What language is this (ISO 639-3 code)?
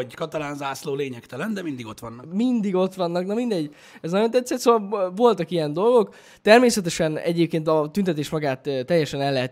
hun